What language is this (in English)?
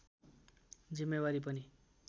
Nepali